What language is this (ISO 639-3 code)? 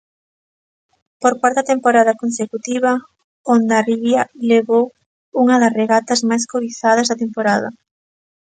glg